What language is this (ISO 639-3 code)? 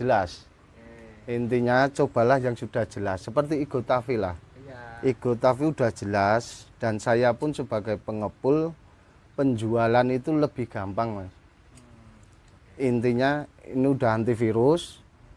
ind